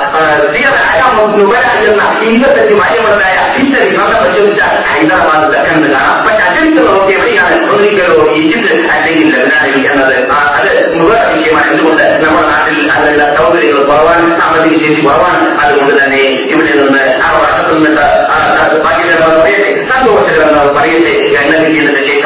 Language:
Malayalam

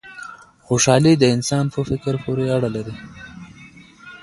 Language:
Pashto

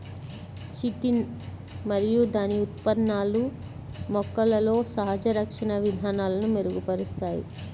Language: Telugu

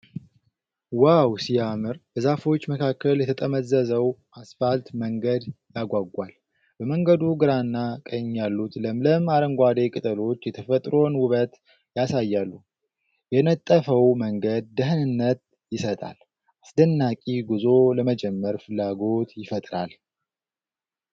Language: Amharic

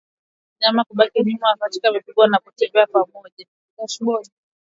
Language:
Swahili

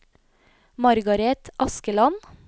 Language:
Norwegian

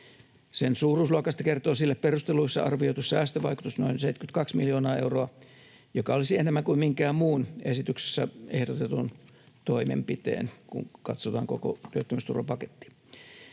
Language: Finnish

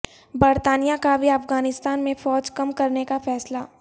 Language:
Urdu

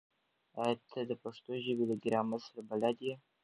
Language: Pashto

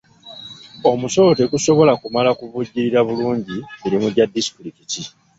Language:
Ganda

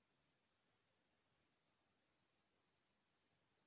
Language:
Chhattisgarhi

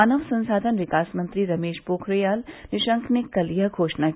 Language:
Hindi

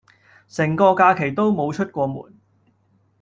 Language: Cantonese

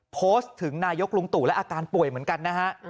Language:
Thai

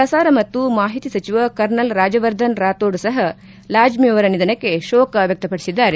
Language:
Kannada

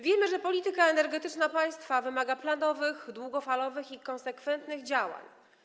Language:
Polish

